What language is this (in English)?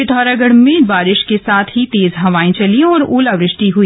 Hindi